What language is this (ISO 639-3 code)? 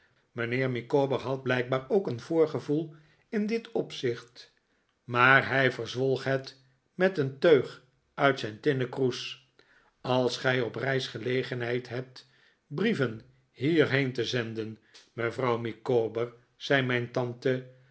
nld